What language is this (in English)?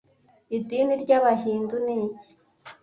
Kinyarwanda